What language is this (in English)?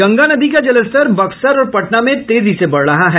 Hindi